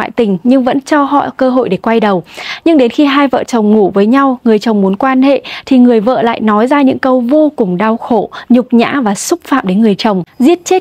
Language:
Vietnamese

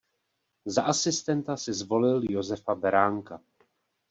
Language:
Czech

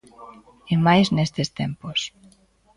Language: Galician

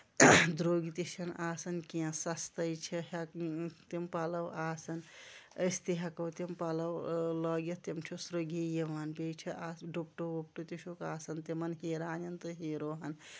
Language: Kashmiri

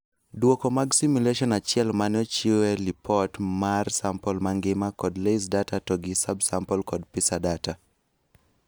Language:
Luo (Kenya and Tanzania)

